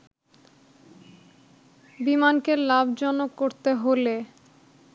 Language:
Bangla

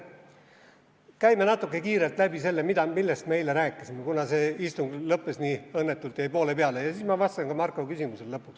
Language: Estonian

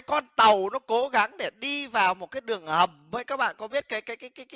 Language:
Vietnamese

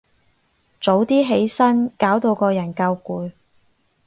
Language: Cantonese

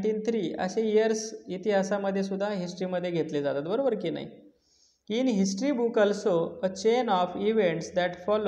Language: Hindi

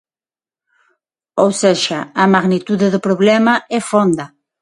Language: Galician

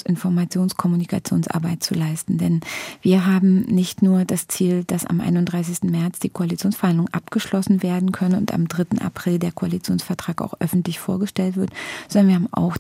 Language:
German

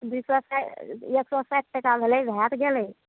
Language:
Maithili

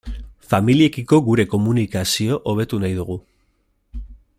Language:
Basque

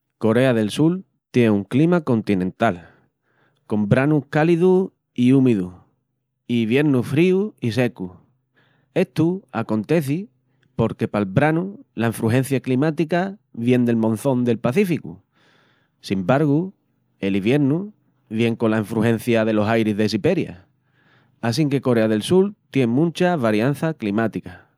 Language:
Extremaduran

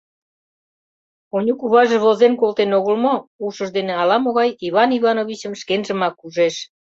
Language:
Mari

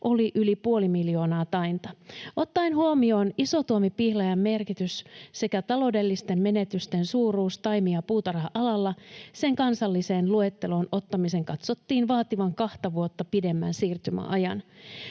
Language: Finnish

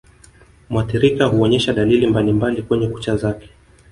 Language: Swahili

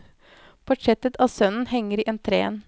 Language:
Norwegian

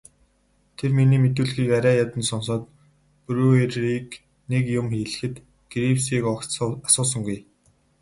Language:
Mongolian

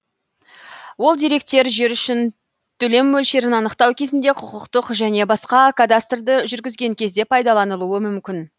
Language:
Kazakh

